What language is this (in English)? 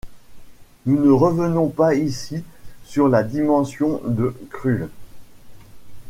French